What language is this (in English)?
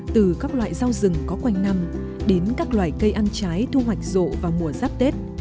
Vietnamese